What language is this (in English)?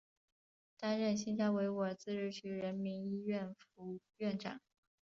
Chinese